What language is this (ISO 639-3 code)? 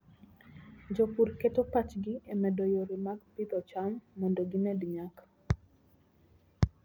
luo